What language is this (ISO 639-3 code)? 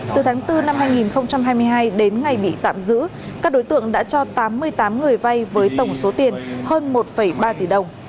vie